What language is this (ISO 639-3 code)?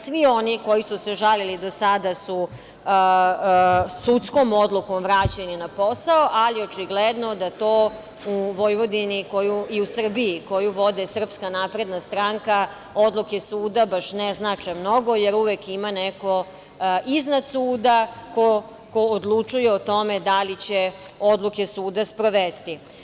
srp